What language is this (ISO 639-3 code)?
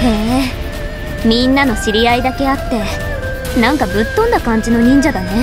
jpn